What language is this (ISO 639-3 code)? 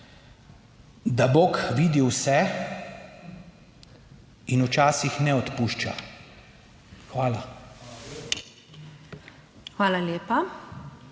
slv